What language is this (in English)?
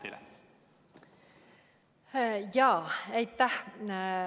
Estonian